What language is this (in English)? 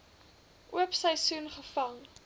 Afrikaans